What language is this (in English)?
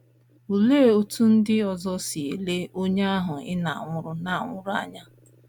Igbo